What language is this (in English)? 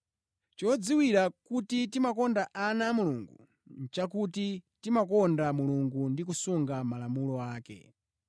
Nyanja